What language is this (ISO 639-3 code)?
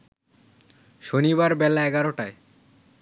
ben